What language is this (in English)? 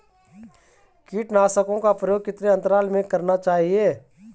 Hindi